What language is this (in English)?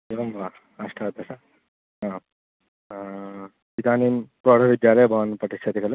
Sanskrit